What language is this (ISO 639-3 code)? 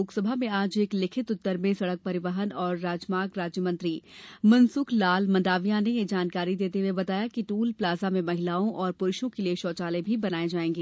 hin